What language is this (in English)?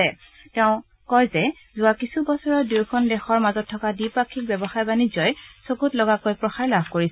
Assamese